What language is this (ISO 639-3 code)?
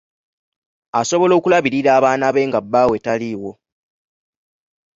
lug